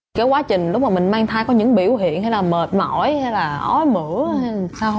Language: Vietnamese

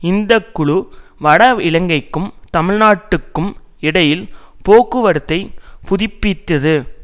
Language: Tamil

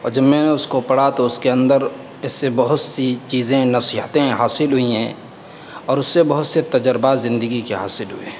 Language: Urdu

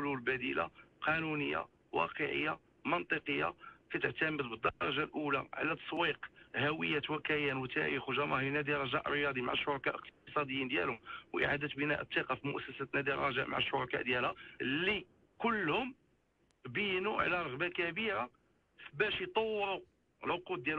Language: Arabic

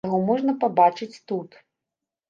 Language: Belarusian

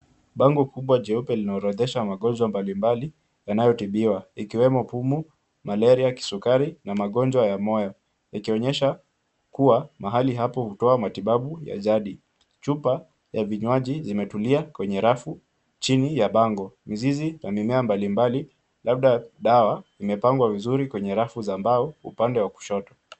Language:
Swahili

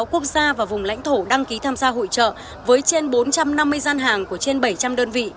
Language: Vietnamese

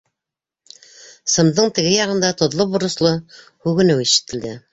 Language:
Bashkir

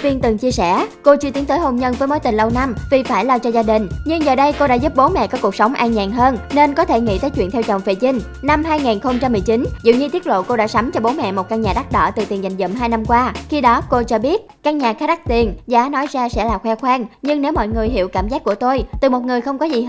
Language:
Vietnamese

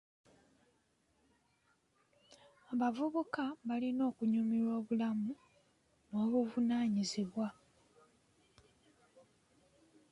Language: Ganda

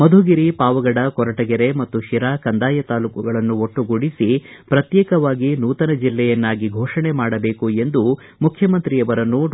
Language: Kannada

